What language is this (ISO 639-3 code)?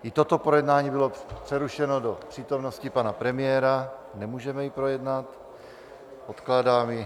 ces